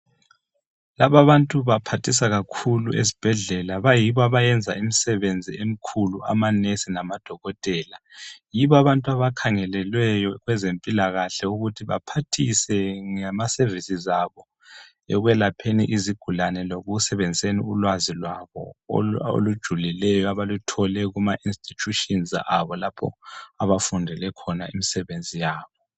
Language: North Ndebele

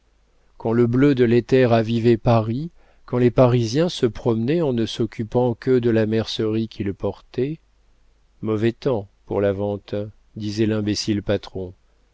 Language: French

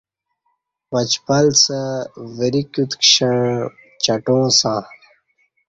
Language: Kati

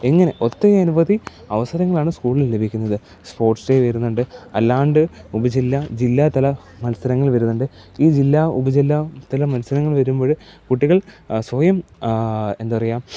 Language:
Malayalam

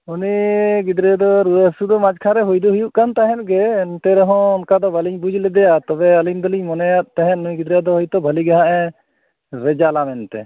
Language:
Santali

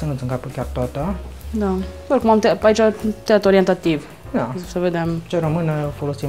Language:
Romanian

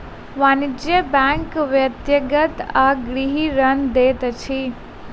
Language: Maithili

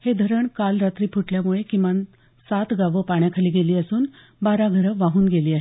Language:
Marathi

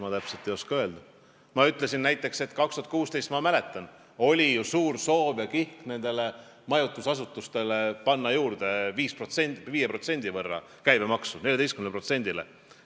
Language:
Estonian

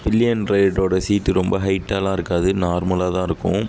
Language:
Tamil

